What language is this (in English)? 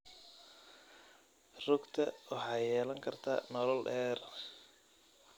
Somali